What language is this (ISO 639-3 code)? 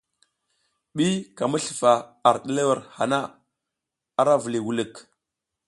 giz